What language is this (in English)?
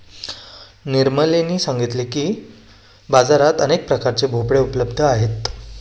Marathi